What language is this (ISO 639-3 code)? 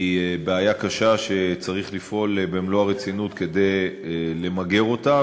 heb